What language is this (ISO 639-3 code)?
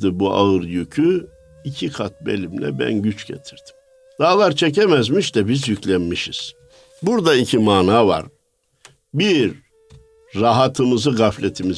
tur